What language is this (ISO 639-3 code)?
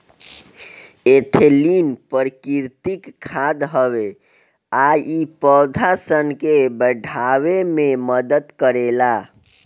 bho